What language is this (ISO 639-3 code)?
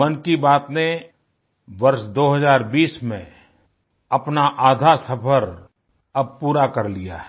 hin